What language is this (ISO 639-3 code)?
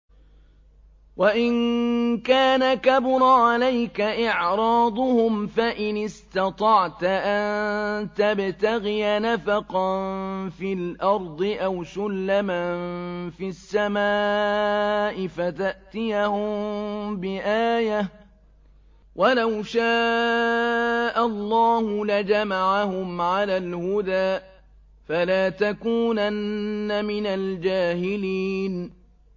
ara